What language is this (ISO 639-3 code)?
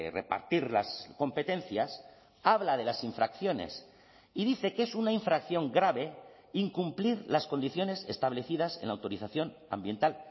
spa